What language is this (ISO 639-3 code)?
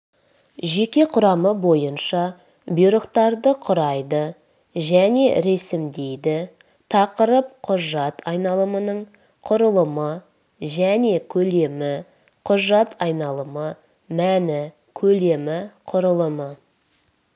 kaz